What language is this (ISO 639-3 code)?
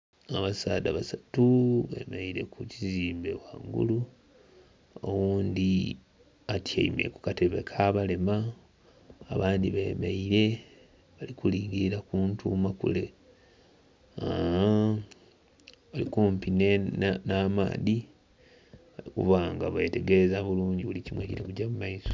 xog